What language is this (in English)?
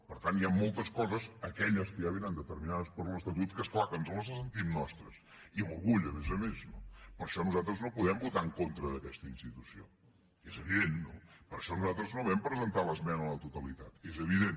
Catalan